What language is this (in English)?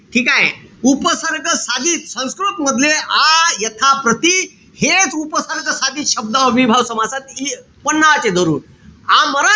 Marathi